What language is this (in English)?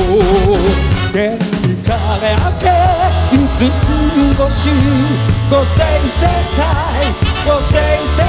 Japanese